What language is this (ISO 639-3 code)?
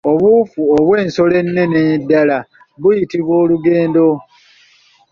lug